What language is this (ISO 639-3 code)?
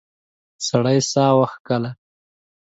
pus